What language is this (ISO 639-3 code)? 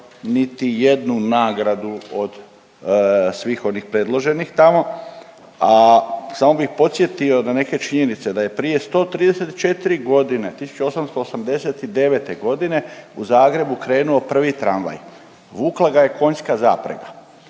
hrv